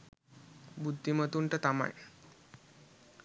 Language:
Sinhala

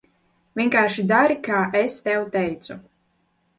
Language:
Latvian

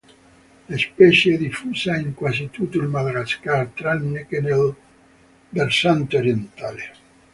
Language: Italian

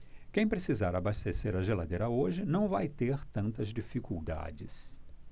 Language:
Portuguese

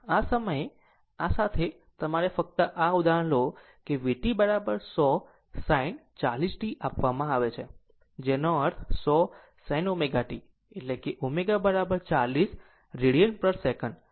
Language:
Gujarati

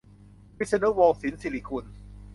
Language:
Thai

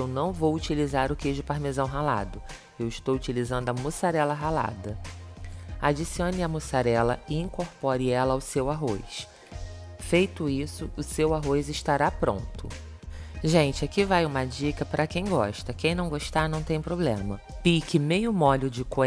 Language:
Portuguese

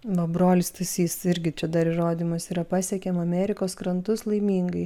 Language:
Lithuanian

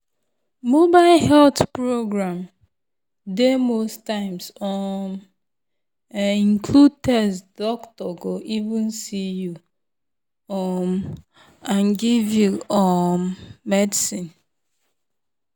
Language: Nigerian Pidgin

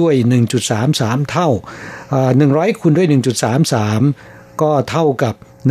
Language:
Thai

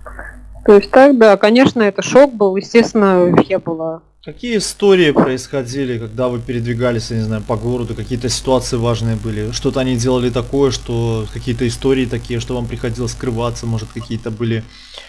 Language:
Russian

